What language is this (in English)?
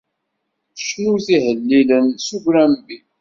Kabyle